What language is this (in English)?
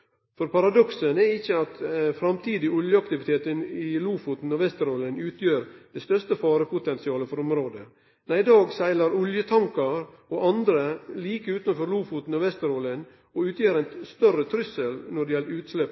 Norwegian Nynorsk